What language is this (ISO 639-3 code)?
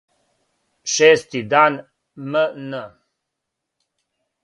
srp